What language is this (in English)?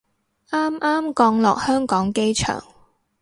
Cantonese